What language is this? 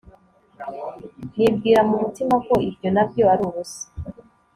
Kinyarwanda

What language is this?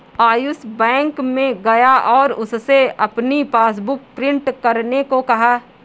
Hindi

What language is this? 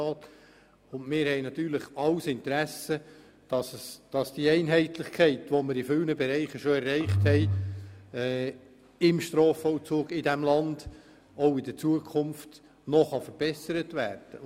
Swiss German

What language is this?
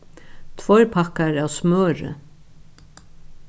Faroese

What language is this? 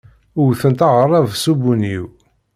Kabyle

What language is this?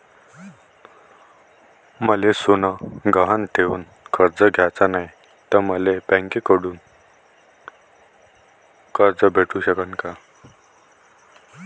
Marathi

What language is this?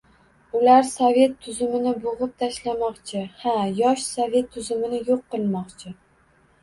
Uzbek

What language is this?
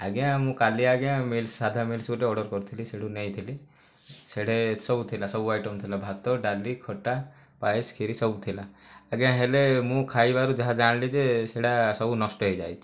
Odia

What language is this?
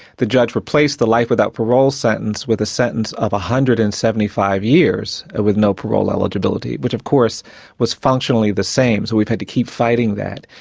English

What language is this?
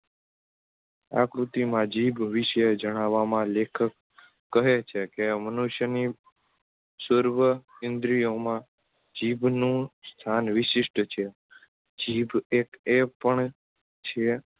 Gujarati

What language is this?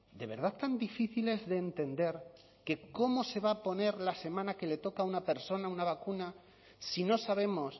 Spanish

